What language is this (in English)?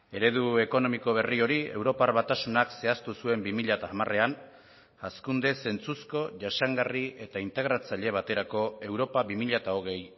Basque